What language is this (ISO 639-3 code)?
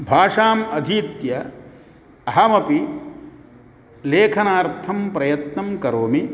san